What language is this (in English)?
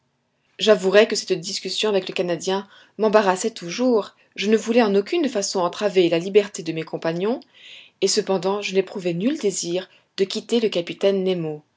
French